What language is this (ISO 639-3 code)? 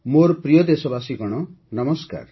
ori